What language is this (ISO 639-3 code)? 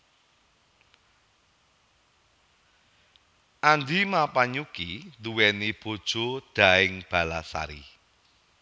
jav